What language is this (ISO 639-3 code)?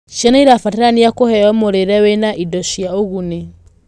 kik